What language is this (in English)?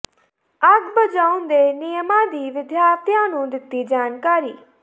Punjabi